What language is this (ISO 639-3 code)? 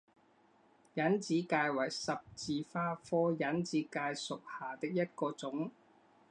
zho